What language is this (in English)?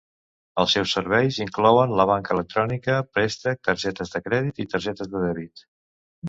Catalan